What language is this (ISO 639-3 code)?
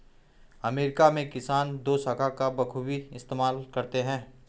hin